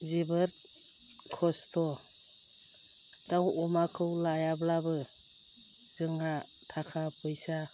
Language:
Bodo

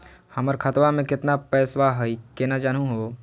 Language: Magahi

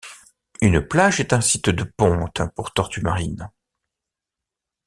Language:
French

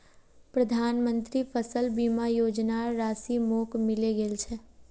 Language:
Magahi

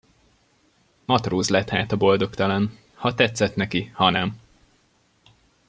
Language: Hungarian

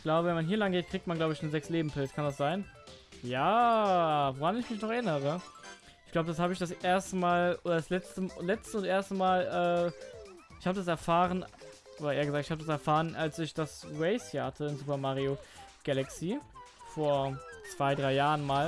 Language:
German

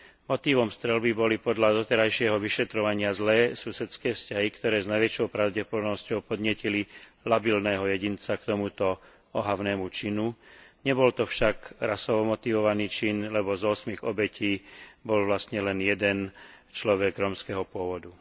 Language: Slovak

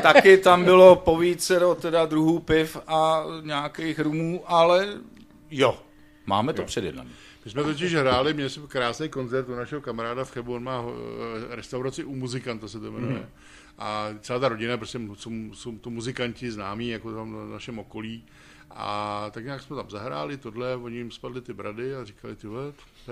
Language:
Czech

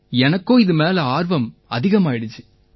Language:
Tamil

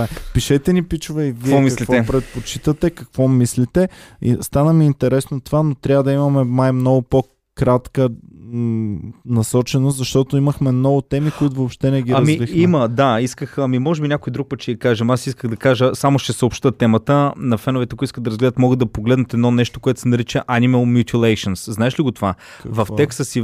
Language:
Bulgarian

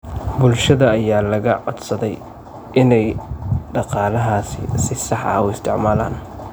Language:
Somali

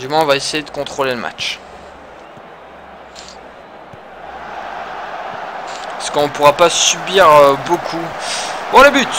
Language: French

